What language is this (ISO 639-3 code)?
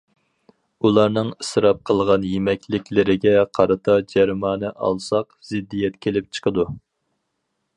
uig